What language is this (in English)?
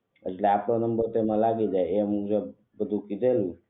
Gujarati